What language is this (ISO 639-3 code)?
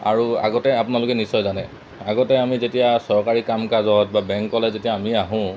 asm